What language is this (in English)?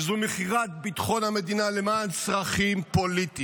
Hebrew